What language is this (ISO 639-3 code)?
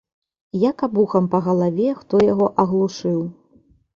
bel